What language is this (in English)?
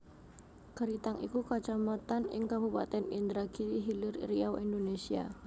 Javanese